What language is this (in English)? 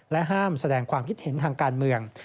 Thai